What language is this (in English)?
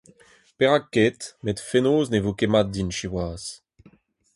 Breton